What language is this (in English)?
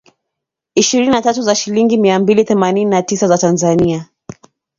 Swahili